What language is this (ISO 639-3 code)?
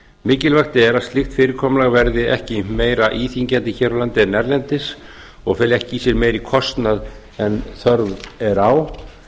isl